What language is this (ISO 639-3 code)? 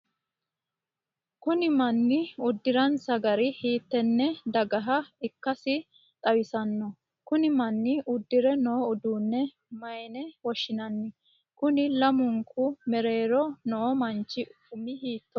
sid